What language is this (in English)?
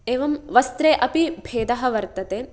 Sanskrit